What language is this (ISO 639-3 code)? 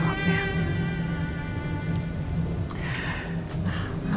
ind